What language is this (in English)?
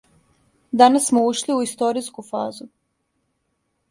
Serbian